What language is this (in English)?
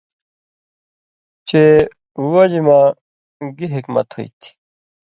Indus Kohistani